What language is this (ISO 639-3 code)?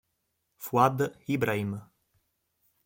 ita